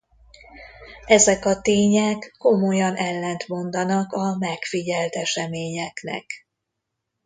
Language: Hungarian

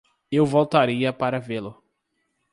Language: Portuguese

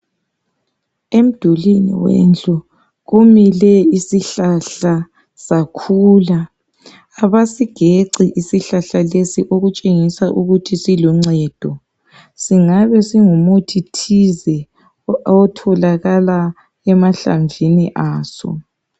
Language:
North Ndebele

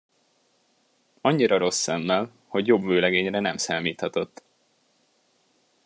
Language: Hungarian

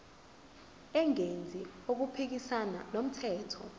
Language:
Zulu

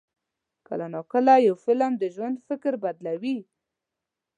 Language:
Pashto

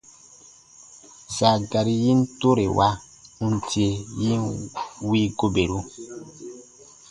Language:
Baatonum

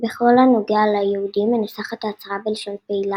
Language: Hebrew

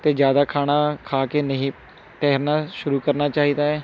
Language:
Punjabi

